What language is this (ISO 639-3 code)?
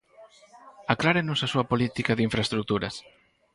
glg